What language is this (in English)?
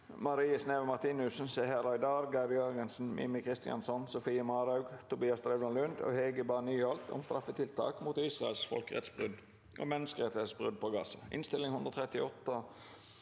Norwegian